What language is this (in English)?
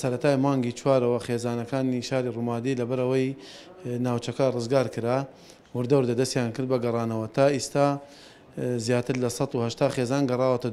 Arabic